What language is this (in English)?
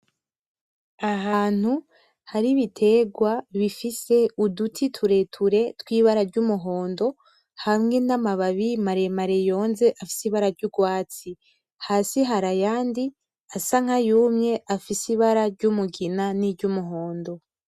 Rundi